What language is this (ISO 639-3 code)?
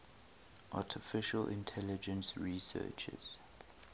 eng